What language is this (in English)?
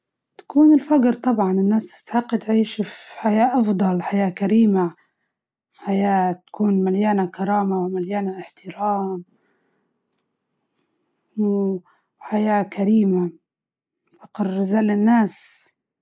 Libyan Arabic